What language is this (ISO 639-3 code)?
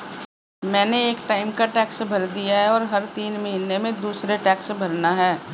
hin